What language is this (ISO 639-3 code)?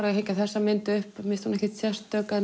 isl